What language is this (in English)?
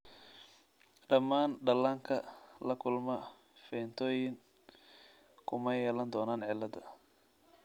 Somali